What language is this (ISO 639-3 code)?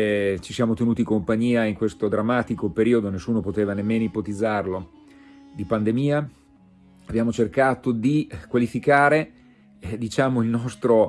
ita